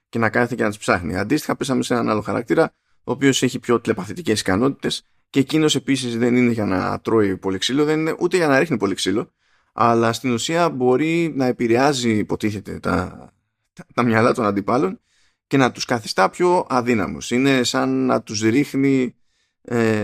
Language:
Greek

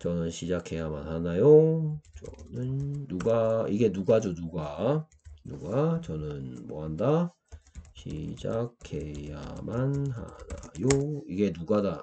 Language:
Korean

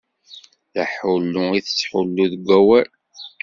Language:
Kabyle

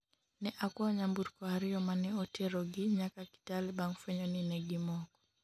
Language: Luo (Kenya and Tanzania)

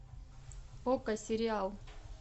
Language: Russian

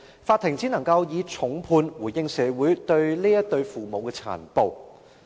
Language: Cantonese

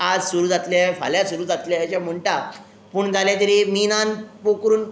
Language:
Konkani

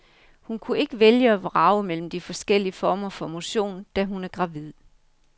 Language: Danish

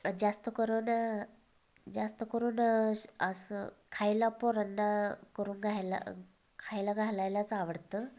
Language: Marathi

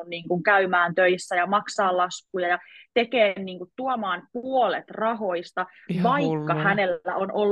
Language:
Finnish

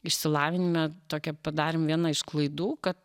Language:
Lithuanian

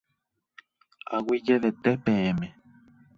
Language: Guarani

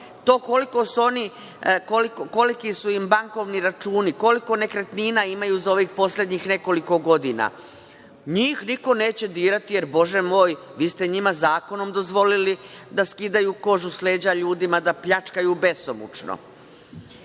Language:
Serbian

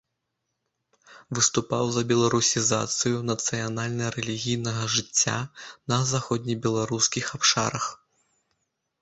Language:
Belarusian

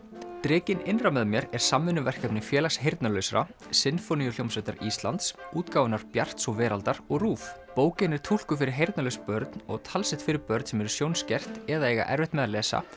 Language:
Icelandic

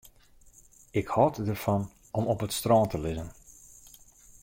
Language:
Western Frisian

